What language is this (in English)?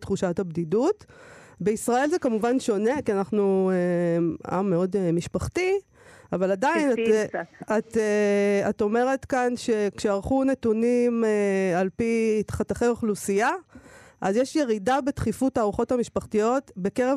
Hebrew